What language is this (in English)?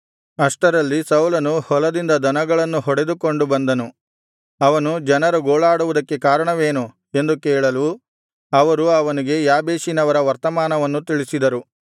Kannada